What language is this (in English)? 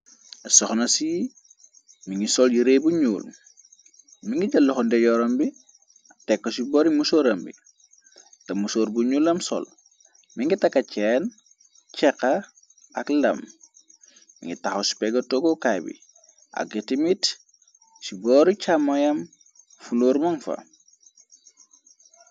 Wolof